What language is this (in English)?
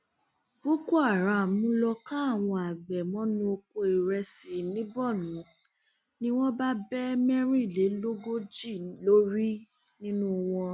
Yoruba